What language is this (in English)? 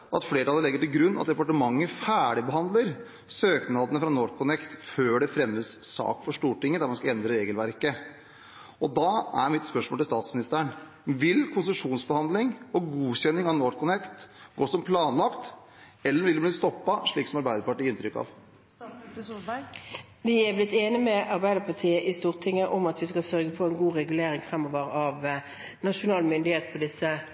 Norwegian Bokmål